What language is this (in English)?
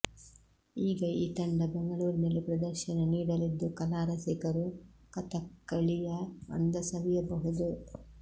Kannada